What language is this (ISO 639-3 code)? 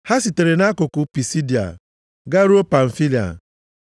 ibo